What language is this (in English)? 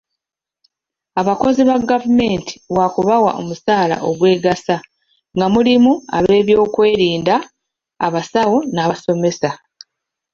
Ganda